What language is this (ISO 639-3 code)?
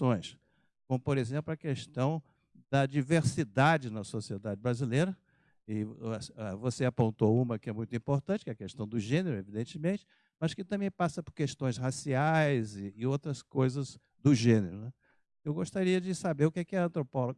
por